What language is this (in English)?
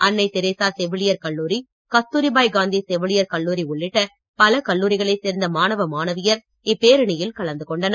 Tamil